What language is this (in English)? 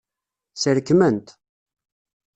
Kabyle